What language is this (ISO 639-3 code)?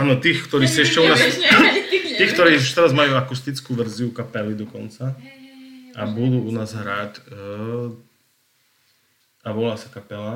slk